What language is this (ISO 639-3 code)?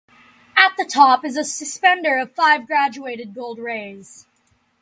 eng